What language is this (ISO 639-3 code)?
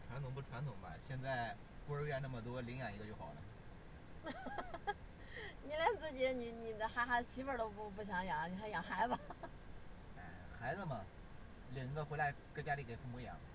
zho